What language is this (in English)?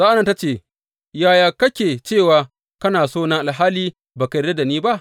Hausa